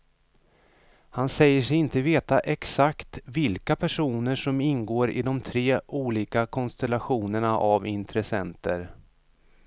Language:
Swedish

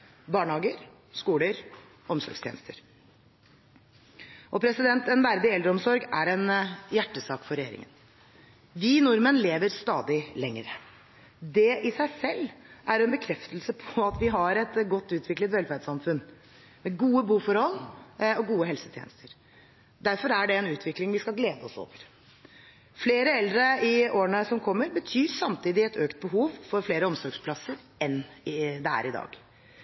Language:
Norwegian Bokmål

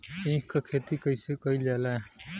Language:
Bhojpuri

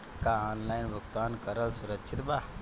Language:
Bhojpuri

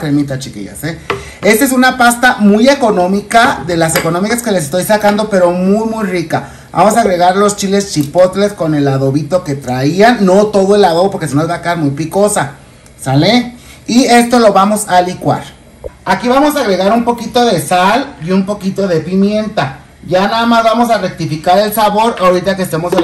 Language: Spanish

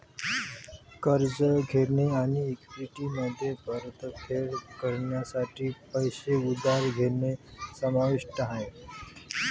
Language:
Marathi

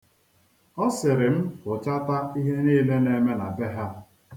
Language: Igbo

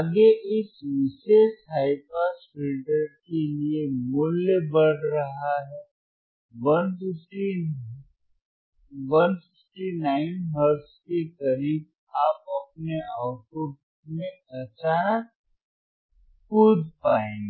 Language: Hindi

